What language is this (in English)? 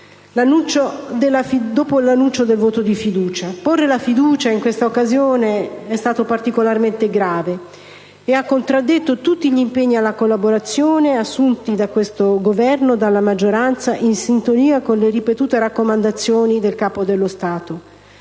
Italian